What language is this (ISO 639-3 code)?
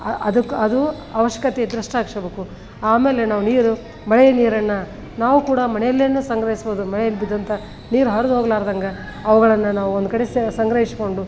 kan